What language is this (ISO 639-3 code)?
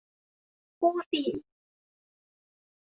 tha